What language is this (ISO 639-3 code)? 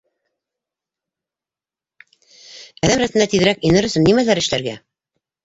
bak